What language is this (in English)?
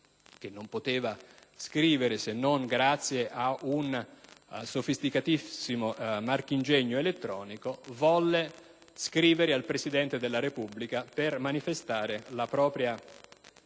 Italian